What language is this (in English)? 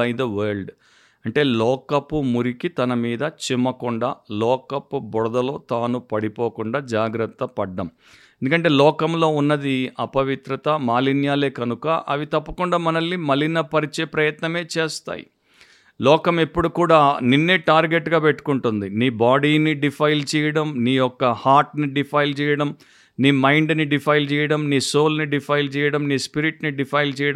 Telugu